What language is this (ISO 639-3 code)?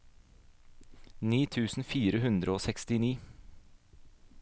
nor